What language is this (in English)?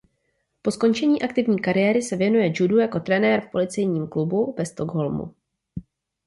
Czech